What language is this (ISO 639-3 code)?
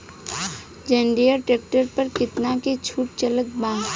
bho